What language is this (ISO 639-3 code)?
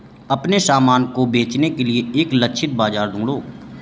hin